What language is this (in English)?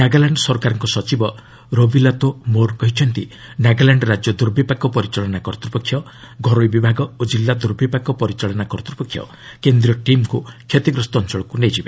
Odia